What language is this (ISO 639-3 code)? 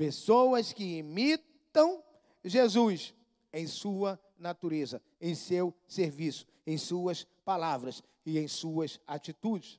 por